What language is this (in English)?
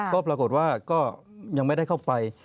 Thai